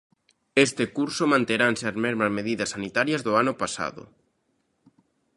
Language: Galician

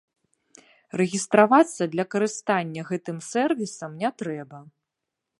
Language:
Belarusian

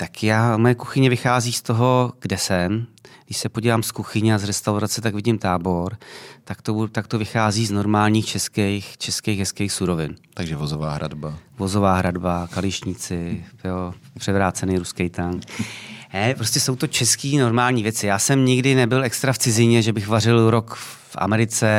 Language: Czech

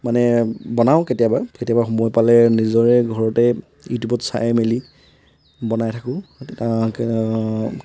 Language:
Assamese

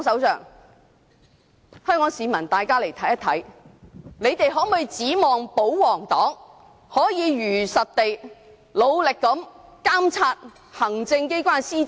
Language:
Cantonese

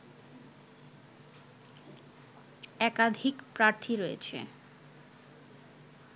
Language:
Bangla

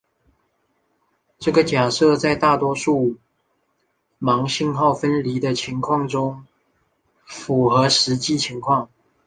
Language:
Chinese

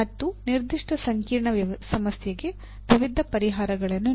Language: Kannada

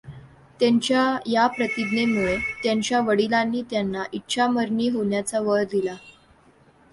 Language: Marathi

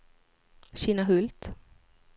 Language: Swedish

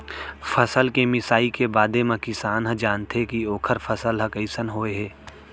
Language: Chhattisgarhi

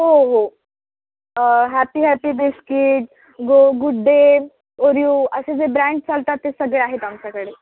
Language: Marathi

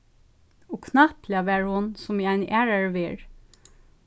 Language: Faroese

